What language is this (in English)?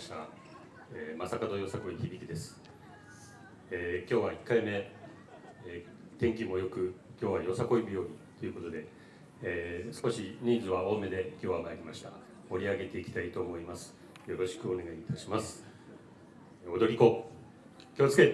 Japanese